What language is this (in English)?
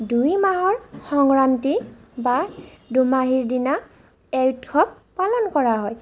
Assamese